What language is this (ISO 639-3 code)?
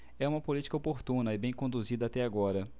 por